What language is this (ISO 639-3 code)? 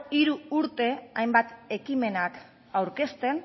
eus